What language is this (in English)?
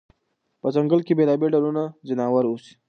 Pashto